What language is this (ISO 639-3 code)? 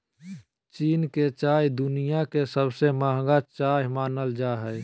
mag